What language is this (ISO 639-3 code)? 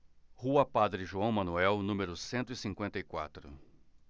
por